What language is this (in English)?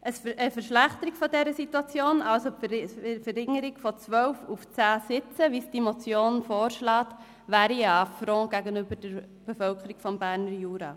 Swiss German